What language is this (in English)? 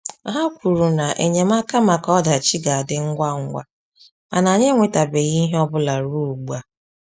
Igbo